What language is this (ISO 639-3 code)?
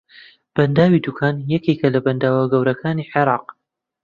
ckb